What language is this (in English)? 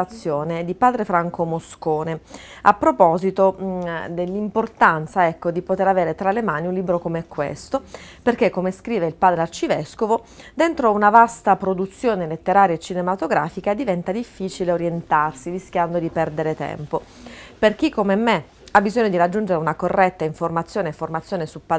Italian